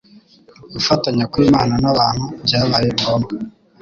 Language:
Kinyarwanda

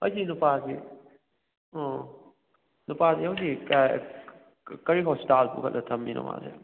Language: Manipuri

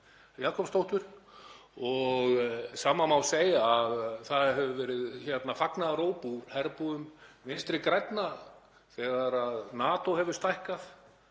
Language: Icelandic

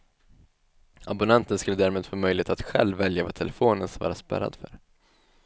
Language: Swedish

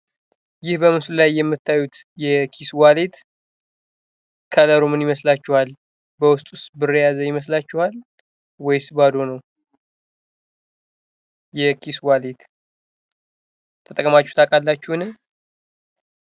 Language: Amharic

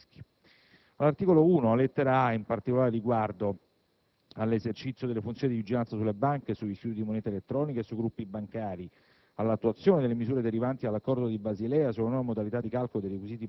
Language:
Italian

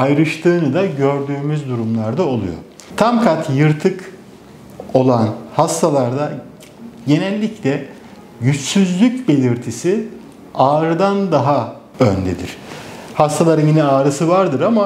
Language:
Turkish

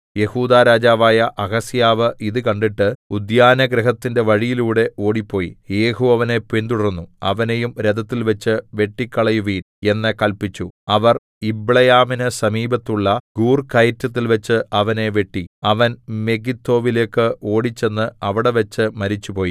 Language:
Malayalam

